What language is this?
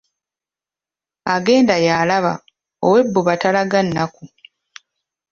Ganda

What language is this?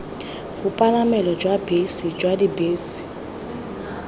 Tswana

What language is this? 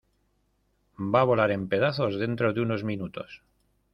Spanish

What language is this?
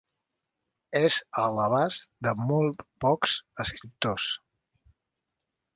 Catalan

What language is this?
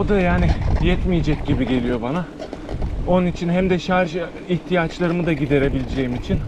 Turkish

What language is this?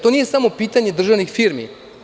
Serbian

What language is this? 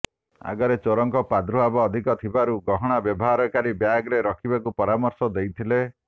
Odia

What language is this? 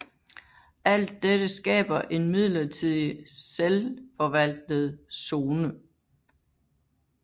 Danish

